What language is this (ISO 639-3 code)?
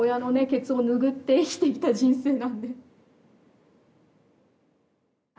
jpn